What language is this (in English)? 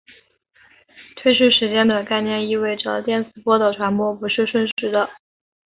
Chinese